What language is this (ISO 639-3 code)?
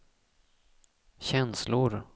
swe